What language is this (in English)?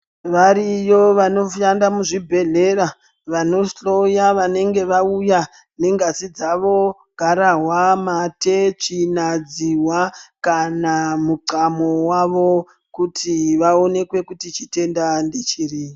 Ndau